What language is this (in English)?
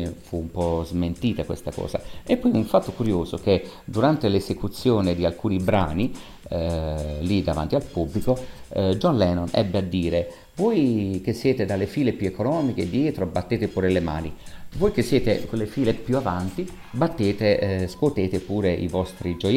Italian